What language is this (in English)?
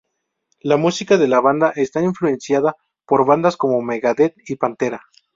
Spanish